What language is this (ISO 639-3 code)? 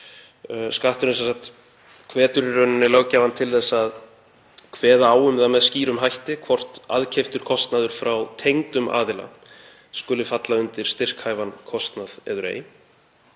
isl